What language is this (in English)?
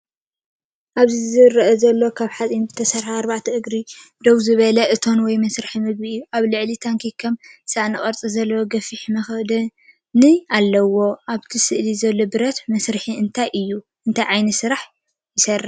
Tigrinya